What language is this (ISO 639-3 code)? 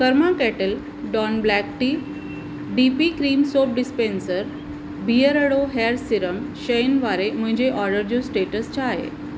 snd